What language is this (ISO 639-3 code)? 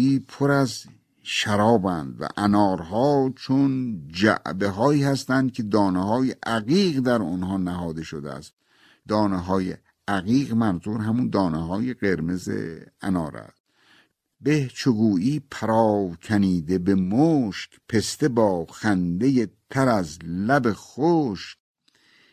fas